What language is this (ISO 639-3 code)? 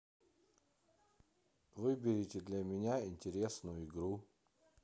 rus